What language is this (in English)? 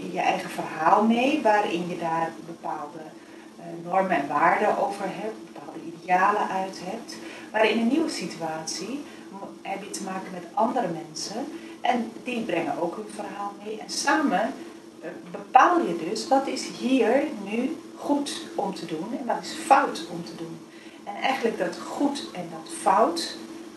Dutch